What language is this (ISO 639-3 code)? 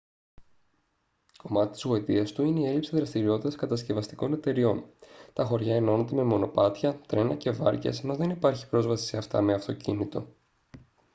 ell